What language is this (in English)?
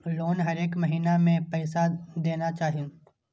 Maithili